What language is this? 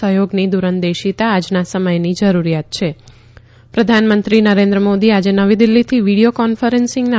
Gujarati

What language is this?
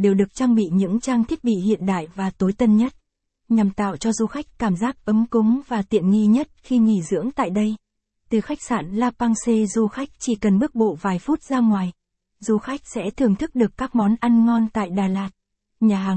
Vietnamese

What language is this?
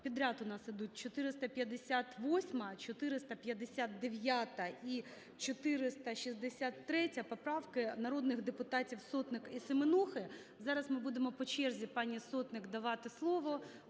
Ukrainian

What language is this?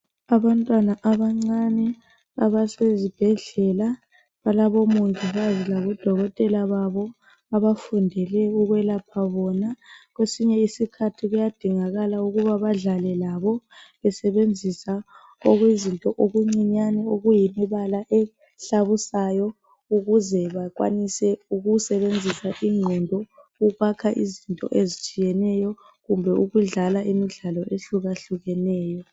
North Ndebele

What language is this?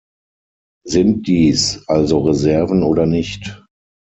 German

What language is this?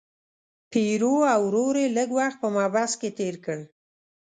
Pashto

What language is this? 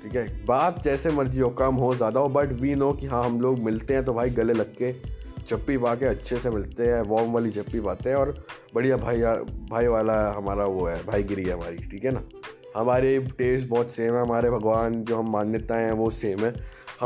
Punjabi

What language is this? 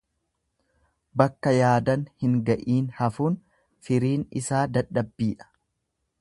Oromo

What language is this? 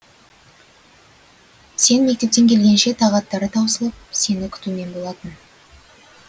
Kazakh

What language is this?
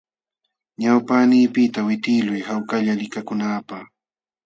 Jauja Wanca Quechua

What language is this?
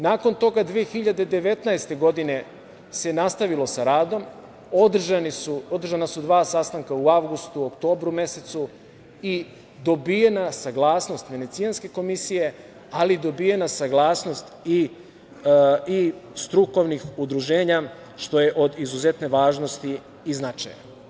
Serbian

